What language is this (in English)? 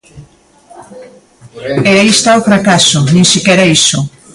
Galician